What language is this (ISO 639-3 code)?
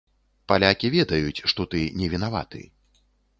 bel